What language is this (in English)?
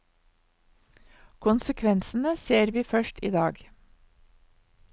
Norwegian